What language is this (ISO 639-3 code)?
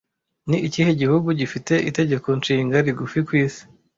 kin